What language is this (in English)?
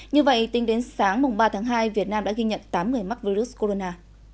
Vietnamese